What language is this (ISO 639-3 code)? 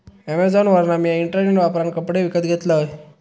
mar